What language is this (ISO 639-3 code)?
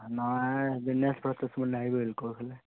ori